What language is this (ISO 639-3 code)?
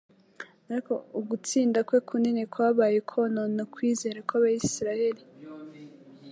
kin